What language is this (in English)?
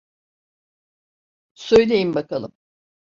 Turkish